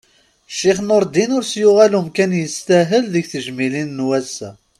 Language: Kabyle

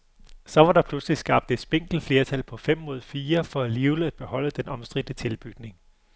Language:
Danish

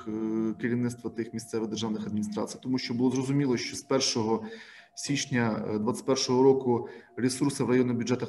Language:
Ukrainian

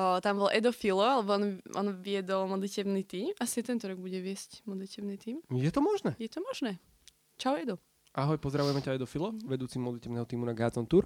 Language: Slovak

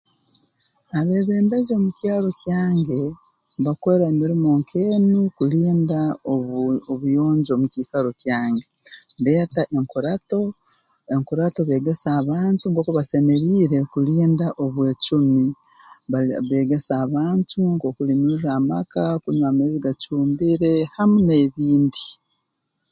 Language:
Tooro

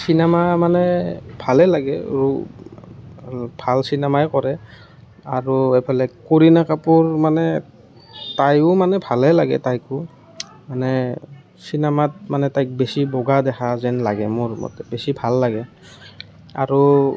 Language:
Assamese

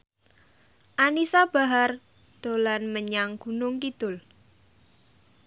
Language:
Javanese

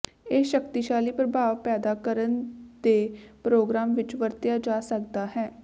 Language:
Punjabi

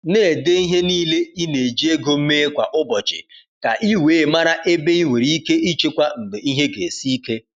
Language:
Igbo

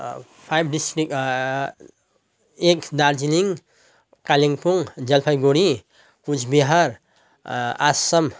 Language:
Nepali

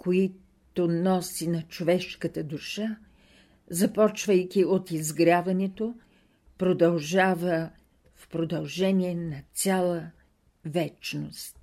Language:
Bulgarian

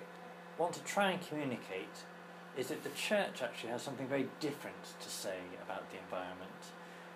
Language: English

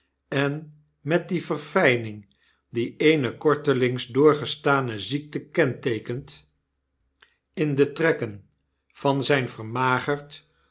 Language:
Dutch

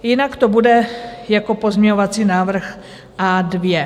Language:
Czech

